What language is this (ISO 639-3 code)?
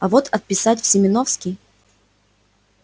rus